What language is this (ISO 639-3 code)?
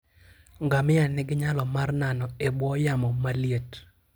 luo